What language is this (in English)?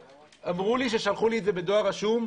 Hebrew